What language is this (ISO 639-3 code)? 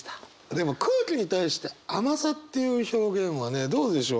jpn